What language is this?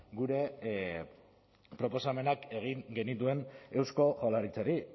Basque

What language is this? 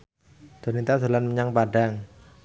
Javanese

